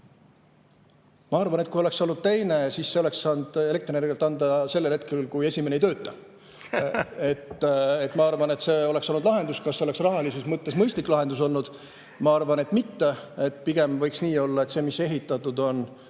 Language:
Estonian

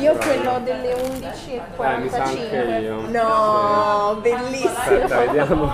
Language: Italian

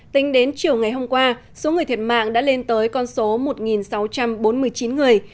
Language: Vietnamese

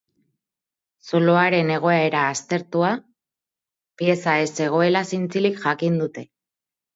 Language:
Basque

